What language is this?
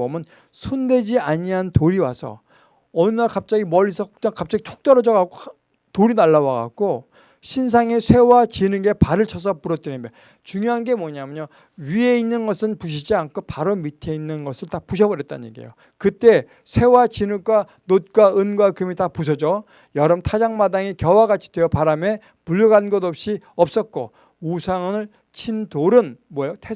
Korean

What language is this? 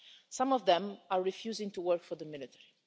English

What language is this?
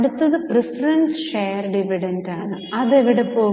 Malayalam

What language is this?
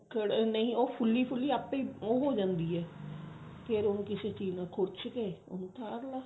Punjabi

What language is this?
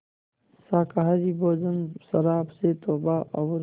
Hindi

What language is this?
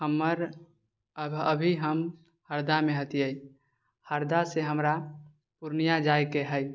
Maithili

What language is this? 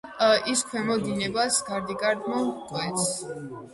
Georgian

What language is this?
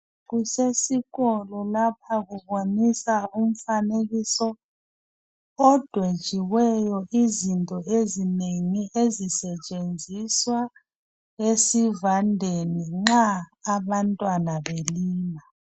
North Ndebele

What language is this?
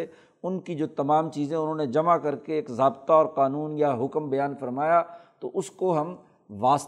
Urdu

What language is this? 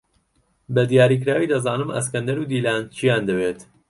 Central Kurdish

